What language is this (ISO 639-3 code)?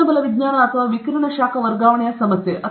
kan